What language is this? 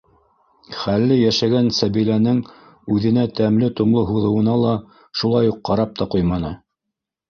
Bashkir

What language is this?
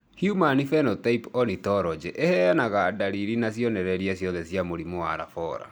Kikuyu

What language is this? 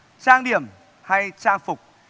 Vietnamese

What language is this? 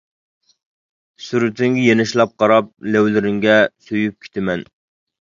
Uyghur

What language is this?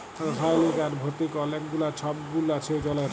Bangla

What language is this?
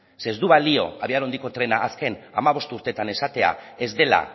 Basque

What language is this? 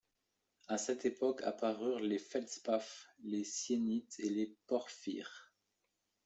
French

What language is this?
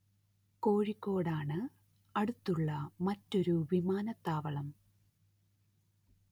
Malayalam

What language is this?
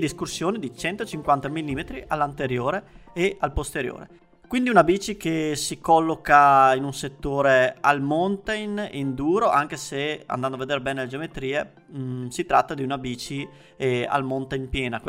Italian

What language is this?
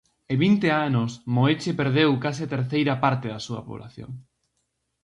Galician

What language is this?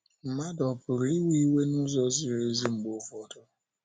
Igbo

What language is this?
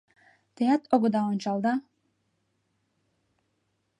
Mari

